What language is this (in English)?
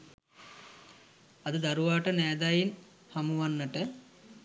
Sinhala